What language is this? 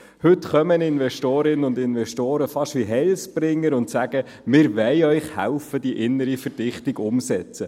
Swiss German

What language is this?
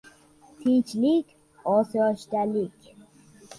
Uzbek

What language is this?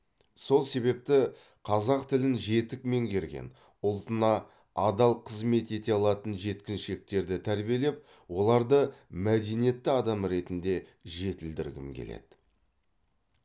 Kazakh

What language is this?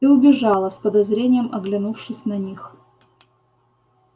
Russian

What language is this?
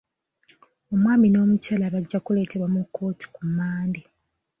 Ganda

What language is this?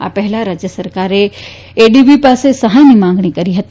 Gujarati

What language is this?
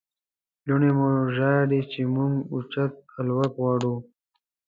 Pashto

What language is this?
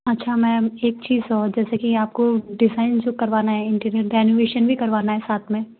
Hindi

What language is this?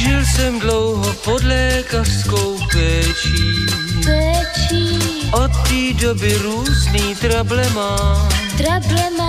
Slovak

